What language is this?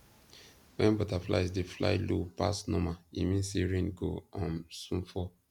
Nigerian Pidgin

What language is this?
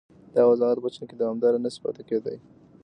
Pashto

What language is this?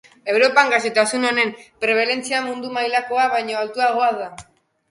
Basque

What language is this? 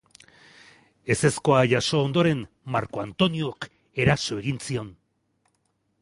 Basque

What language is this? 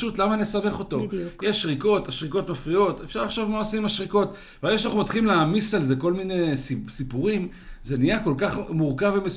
Hebrew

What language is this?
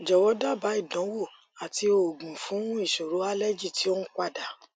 Yoruba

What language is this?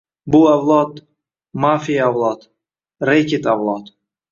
Uzbek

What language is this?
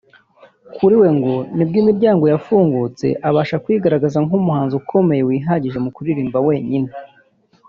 Kinyarwanda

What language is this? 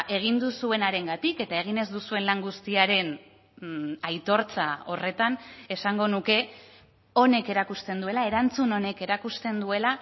Basque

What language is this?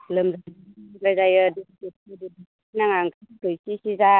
Bodo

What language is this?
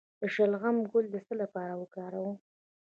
Pashto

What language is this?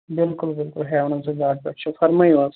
Kashmiri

